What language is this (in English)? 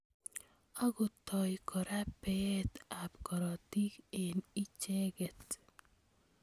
Kalenjin